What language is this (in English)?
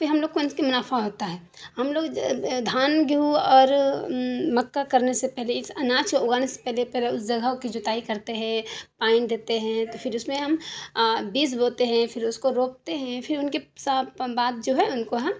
Urdu